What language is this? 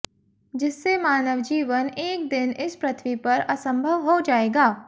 Hindi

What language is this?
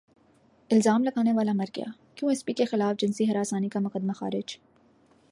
Urdu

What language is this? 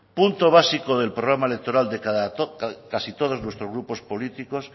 Spanish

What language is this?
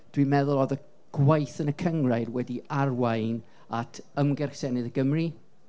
Welsh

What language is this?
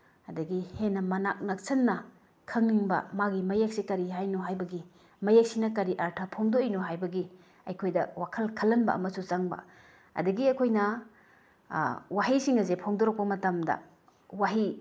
Manipuri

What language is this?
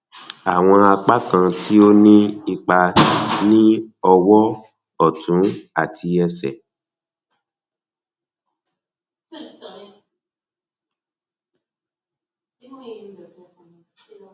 Yoruba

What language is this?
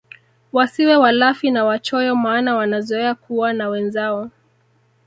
Swahili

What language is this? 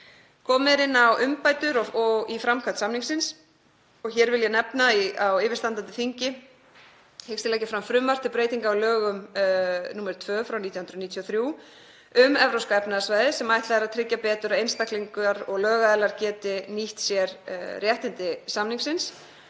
Icelandic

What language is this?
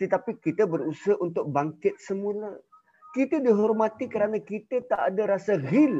Malay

